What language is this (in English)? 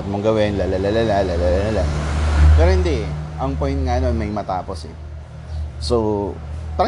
Filipino